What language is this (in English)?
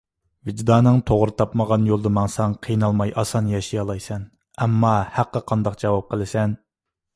Uyghur